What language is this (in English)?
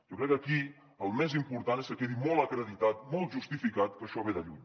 Catalan